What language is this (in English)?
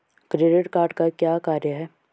Hindi